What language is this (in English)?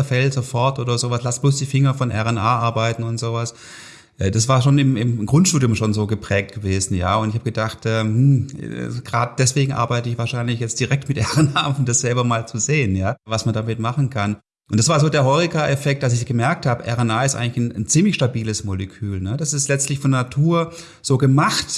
German